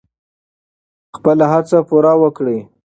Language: Pashto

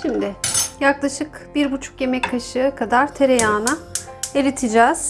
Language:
Turkish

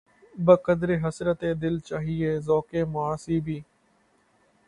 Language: Urdu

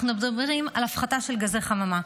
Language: Hebrew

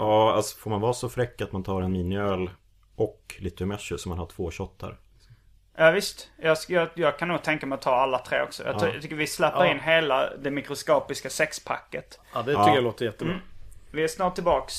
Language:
Swedish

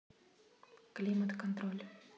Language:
Russian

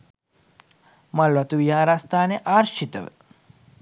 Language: Sinhala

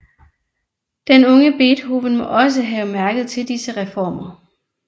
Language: Danish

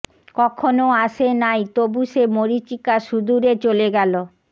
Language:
Bangla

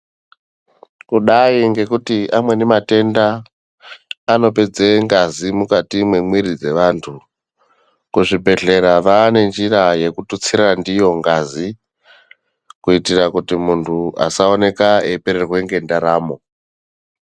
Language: Ndau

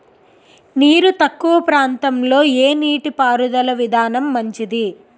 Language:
Telugu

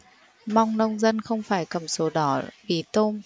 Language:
Vietnamese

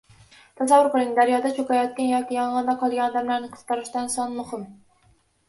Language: Uzbek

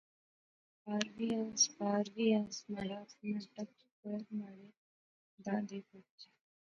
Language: Pahari-Potwari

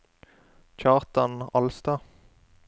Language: Norwegian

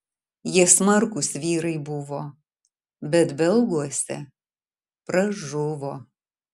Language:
Lithuanian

